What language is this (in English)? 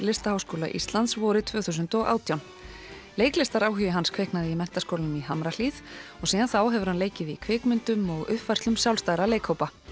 Icelandic